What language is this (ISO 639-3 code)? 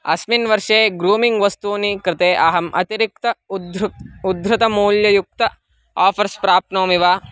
san